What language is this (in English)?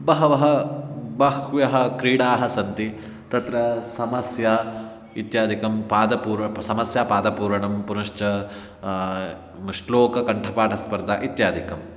Sanskrit